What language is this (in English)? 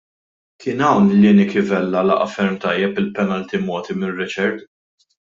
Maltese